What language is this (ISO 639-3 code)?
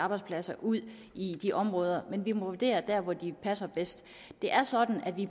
dan